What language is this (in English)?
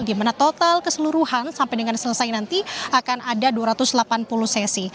Indonesian